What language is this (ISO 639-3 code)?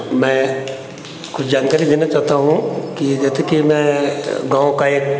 hin